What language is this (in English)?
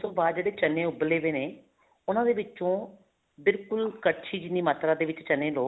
Punjabi